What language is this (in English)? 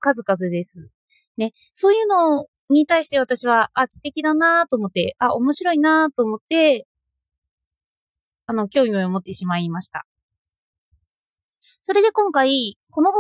Japanese